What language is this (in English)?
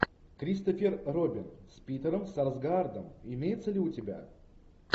Russian